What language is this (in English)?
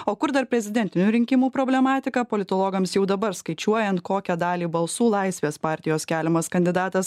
Lithuanian